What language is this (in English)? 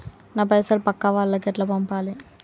Telugu